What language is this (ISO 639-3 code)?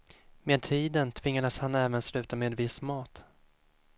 swe